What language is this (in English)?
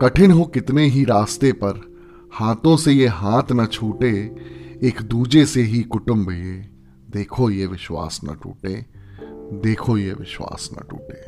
Hindi